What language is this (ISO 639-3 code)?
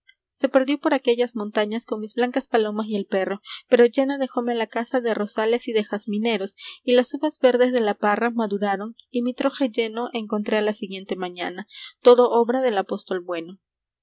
spa